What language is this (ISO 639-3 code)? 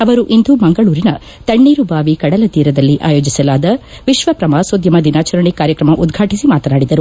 kan